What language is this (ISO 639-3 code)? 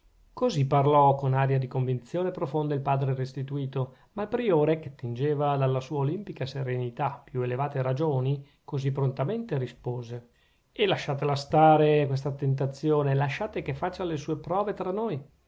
ita